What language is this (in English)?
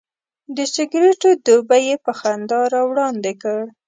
Pashto